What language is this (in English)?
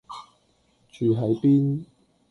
Cantonese